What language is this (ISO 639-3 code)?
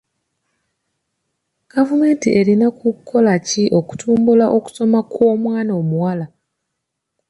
lug